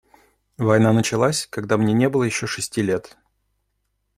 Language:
Russian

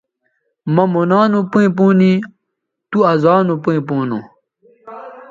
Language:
Bateri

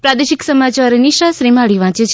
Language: Gujarati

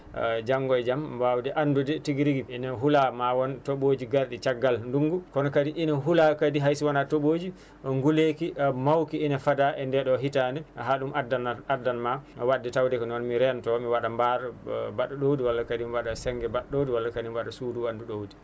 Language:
Fula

